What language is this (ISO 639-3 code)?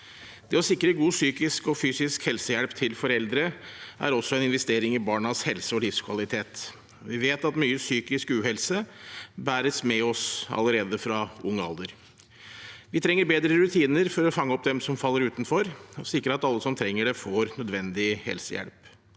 nor